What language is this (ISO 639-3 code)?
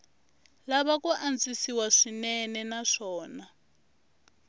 tso